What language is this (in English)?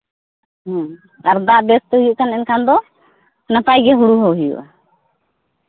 Santali